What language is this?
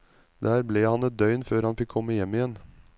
Norwegian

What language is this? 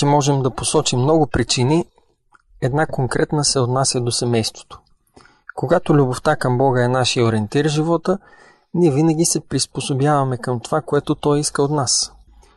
Bulgarian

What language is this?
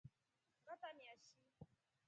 Rombo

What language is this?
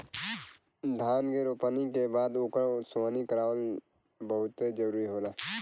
Bhojpuri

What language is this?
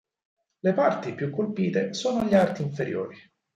Italian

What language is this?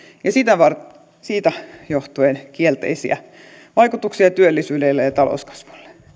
Finnish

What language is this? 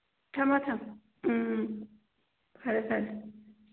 Manipuri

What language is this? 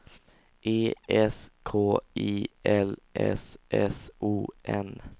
Swedish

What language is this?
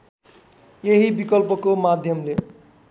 Nepali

